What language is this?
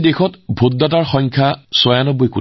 Assamese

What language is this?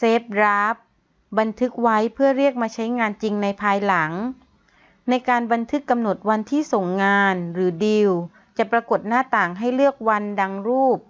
Thai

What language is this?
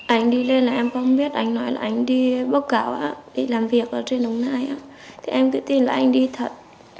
Vietnamese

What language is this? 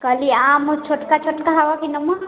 Maithili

